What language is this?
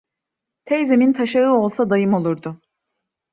Turkish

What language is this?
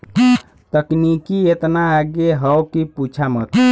Bhojpuri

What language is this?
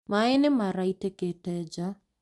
Kikuyu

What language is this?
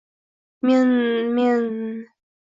Uzbek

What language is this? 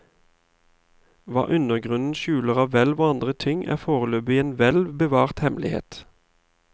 Norwegian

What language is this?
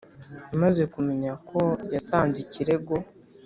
Kinyarwanda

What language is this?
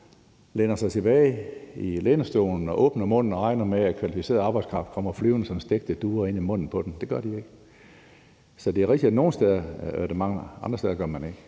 Danish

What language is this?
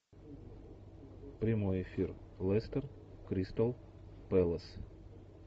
Russian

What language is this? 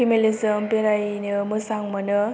Bodo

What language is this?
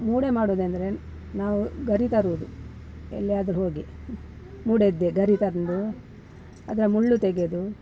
Kannada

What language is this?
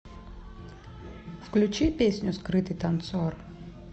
Russian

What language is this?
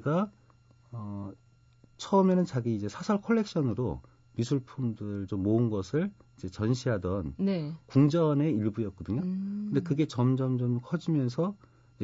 Korean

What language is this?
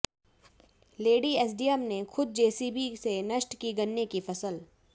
Hindi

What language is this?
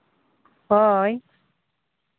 Santali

